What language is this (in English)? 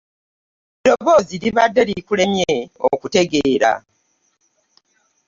Ganda